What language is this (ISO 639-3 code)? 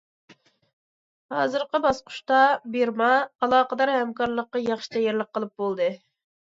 uig